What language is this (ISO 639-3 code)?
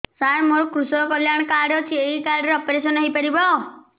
ori